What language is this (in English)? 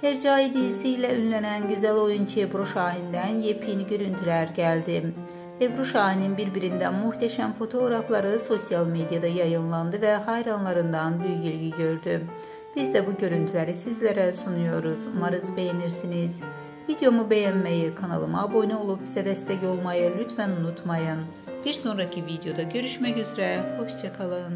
Turkish